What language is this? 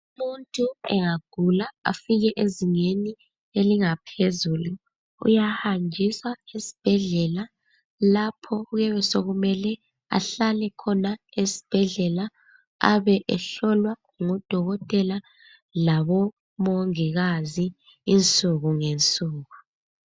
North Ndebele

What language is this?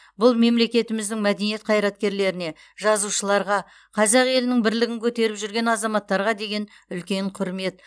Kazakh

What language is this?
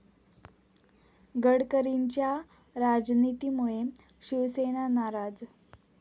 Marathi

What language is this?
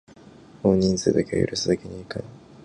Japanese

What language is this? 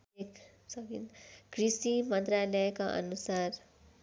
Nepali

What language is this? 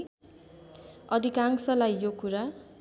Nepali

